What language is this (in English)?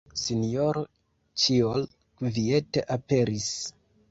Esperanto